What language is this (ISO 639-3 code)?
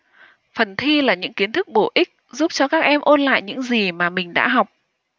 vie